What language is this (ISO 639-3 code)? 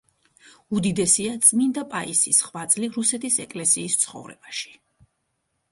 kat